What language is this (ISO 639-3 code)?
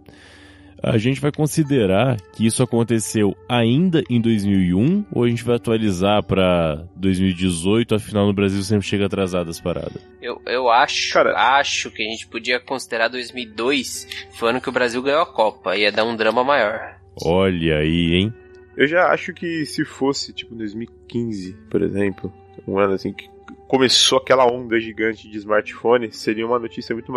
por